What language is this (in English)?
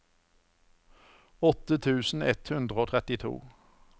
Norwegian